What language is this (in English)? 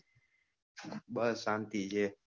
Gujarati